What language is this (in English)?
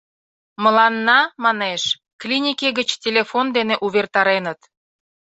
Mari